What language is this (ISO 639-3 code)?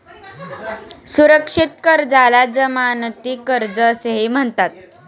mar